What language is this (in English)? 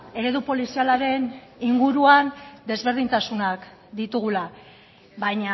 Basque